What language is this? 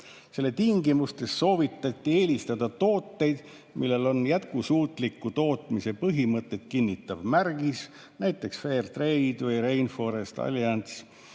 Estonian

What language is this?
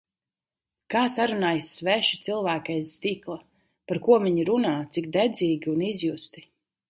Latvian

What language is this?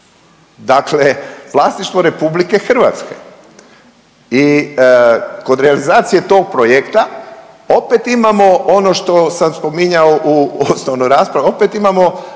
Croatian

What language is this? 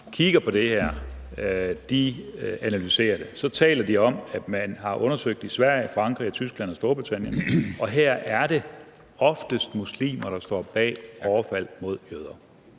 Danish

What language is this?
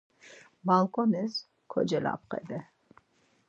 Laz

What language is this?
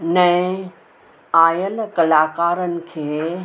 Sindhi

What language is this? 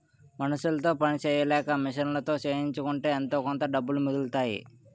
Telugu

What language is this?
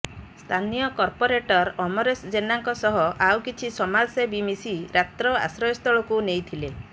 Odia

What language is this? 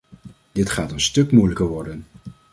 Dutch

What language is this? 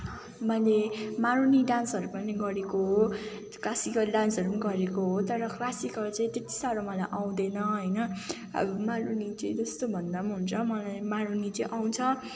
Nepali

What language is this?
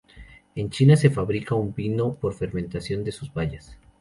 Spanish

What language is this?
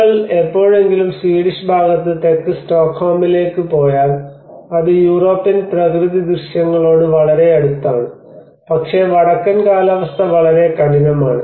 Malayalam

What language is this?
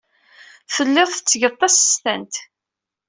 Kabyle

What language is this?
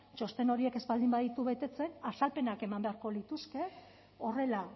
Basque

